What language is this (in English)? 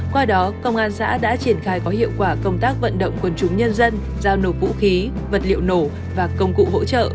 Vietnamese